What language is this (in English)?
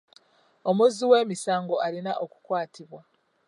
Ganda